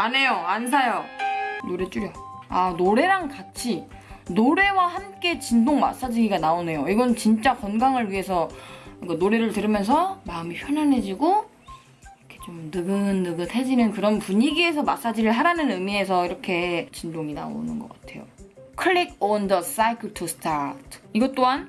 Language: Korean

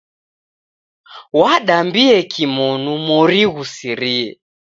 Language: Taita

